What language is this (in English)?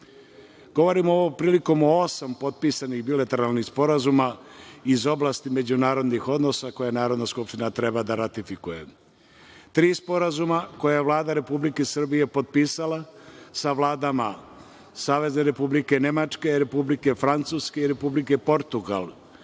Serbian